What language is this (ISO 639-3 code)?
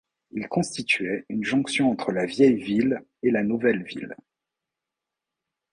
fra